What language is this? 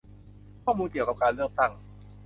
Thai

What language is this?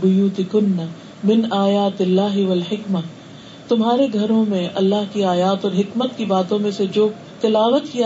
Urdu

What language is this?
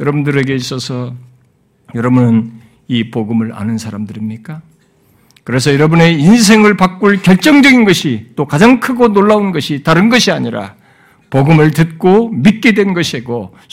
Korean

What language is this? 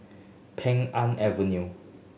English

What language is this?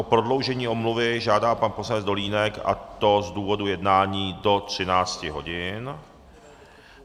Czech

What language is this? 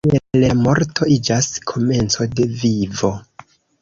Esperanto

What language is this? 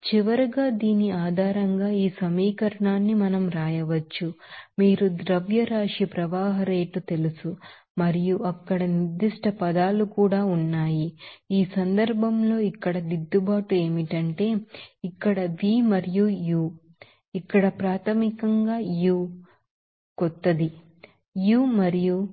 Telugu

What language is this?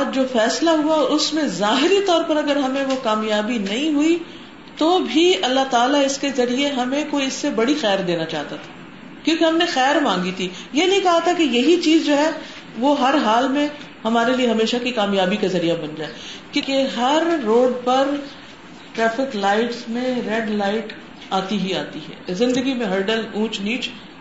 Urdu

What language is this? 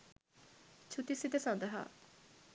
Sinhala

